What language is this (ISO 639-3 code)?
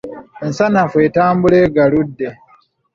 lug